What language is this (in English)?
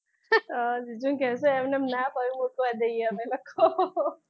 Gujarati